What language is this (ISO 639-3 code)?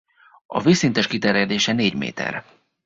hun